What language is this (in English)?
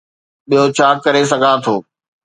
Sindhi